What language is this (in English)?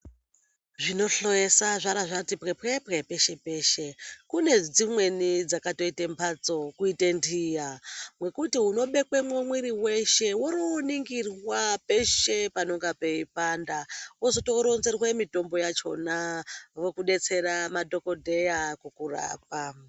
Ndau